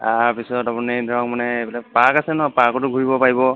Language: Assamese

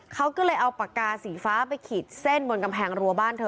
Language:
Thai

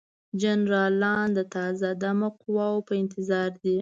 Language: Pashto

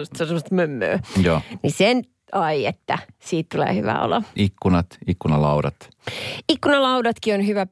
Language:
Finnish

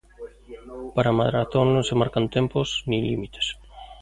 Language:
Galician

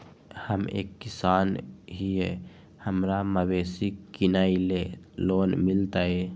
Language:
Magahi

